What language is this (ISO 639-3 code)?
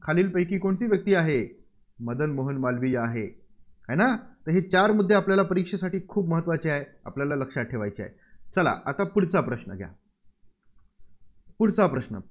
mar